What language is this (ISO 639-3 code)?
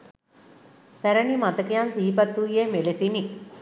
sin